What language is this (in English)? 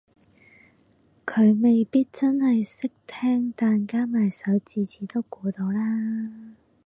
Cantonese